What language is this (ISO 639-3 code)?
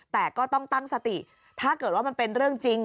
tha